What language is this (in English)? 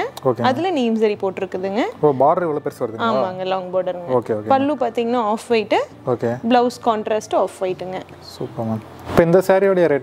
Dutch